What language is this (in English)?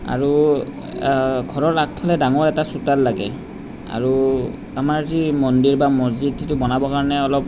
Assamese